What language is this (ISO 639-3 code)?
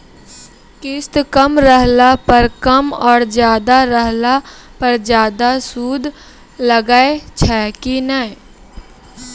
mai